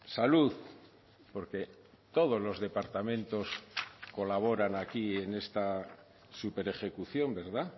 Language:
Spanish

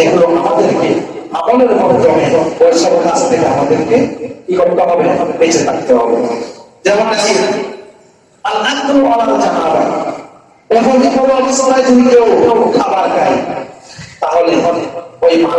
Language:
Bangla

